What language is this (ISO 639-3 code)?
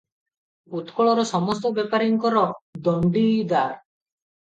ori